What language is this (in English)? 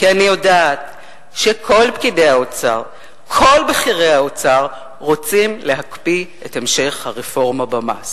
Hebrew